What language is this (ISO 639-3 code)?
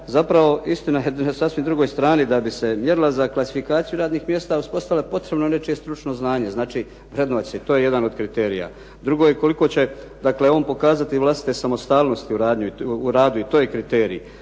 hrv